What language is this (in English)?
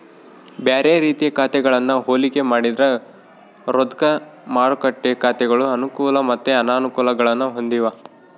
Kannada